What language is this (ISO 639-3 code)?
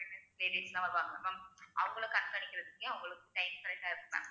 tam